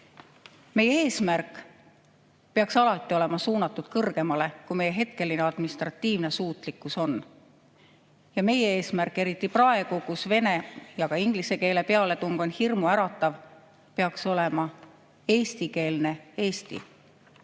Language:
Estonian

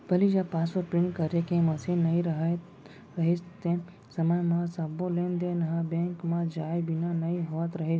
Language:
Chhattisgarhi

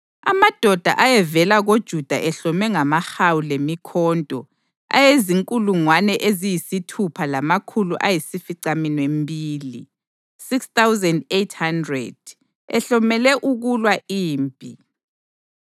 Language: North Ndebele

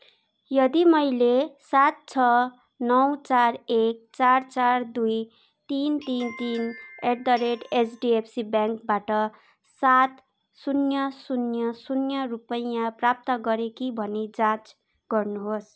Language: Nepali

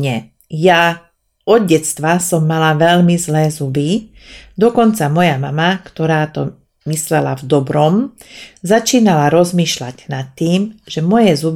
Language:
Slovak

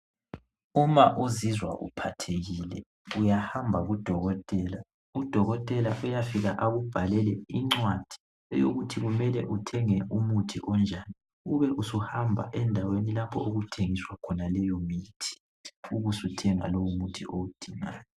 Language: North Ndebele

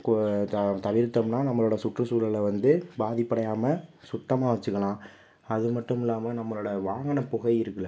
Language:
Tamil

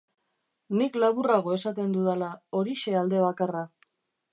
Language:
Basque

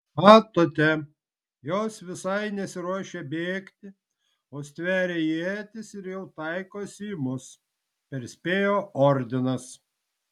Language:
Lithuanian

